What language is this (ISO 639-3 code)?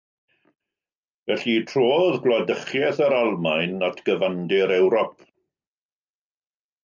cym